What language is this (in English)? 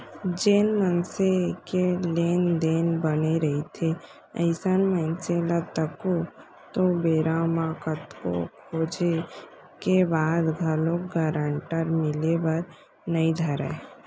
Chhattisgarhi